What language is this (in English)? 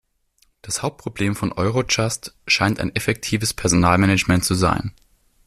German